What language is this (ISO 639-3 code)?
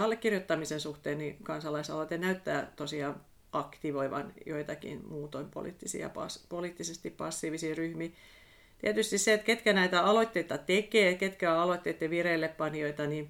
fin